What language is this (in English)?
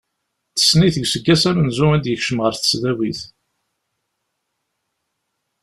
Kabyle